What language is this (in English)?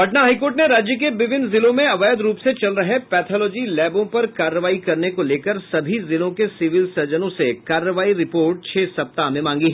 Hindi